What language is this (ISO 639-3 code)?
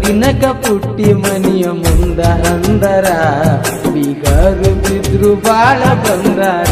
hin